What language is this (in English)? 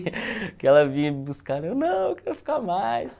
Portuguese